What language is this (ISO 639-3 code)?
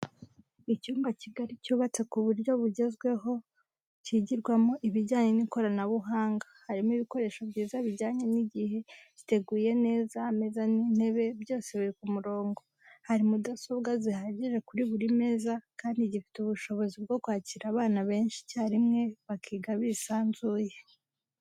kin